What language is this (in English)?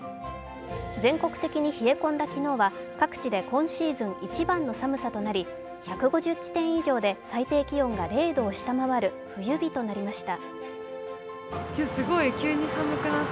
Japanese